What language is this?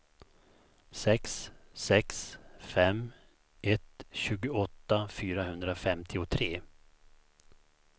Swedish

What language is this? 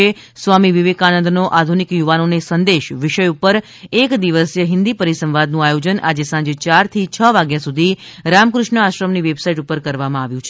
Gujarati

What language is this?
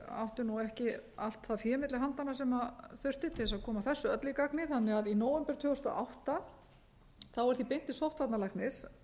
Icelandic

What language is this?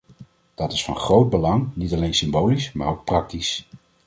Dutch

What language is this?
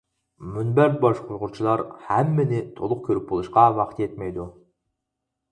Uyghur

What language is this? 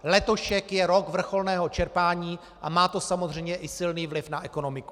Czech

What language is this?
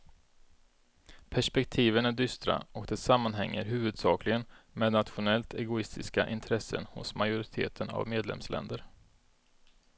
Swedish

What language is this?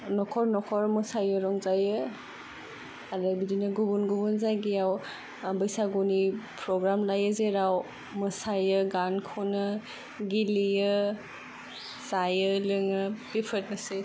Bodo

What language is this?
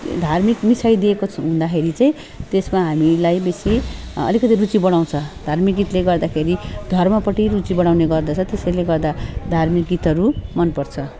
Nepali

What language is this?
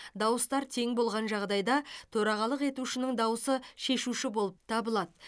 Kazakh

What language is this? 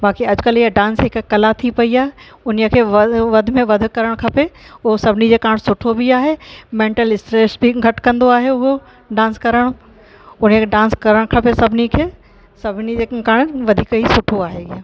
Sindhi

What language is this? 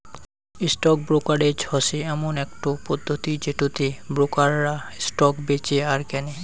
Bangla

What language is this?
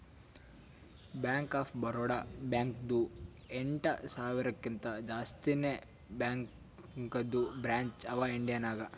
Kannada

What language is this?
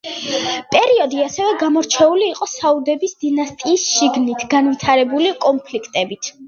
Georgian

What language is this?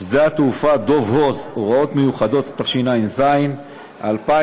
Hebrew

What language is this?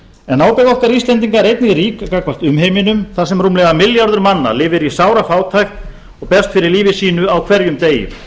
Icelandic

